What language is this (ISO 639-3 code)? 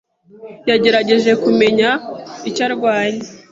kin